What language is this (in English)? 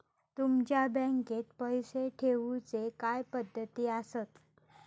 Marathi